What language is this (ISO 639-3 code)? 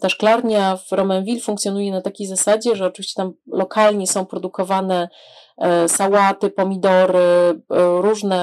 pol